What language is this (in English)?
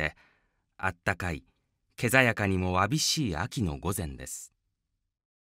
Japanese